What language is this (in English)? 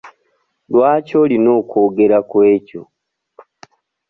Ganda